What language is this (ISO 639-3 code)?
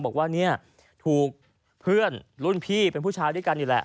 tha